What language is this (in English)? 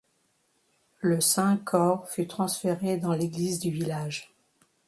French